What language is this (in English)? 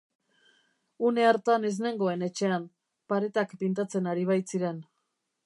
Basque